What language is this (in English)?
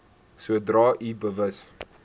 Afrikaans